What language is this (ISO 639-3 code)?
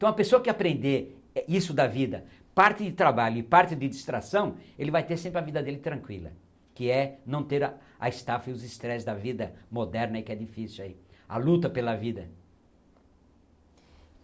por